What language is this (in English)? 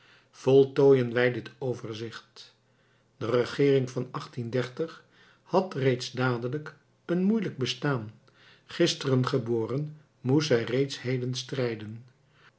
Dutch